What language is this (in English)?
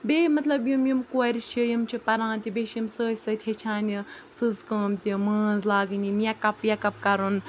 Kashmiri